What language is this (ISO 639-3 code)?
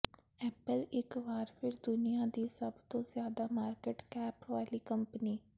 pan